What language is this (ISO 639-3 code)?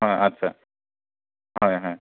asm